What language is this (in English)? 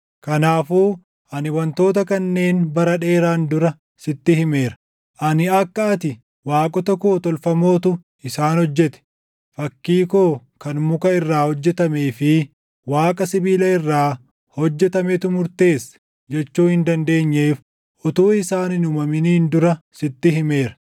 Oromo